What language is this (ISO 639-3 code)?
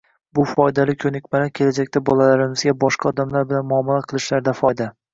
uzb